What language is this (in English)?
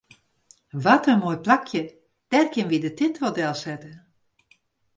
Western Frisian